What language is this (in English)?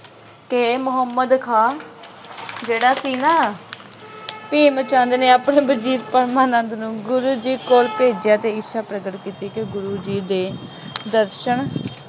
Punjabi